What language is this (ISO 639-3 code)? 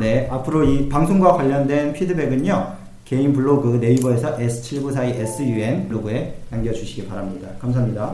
kor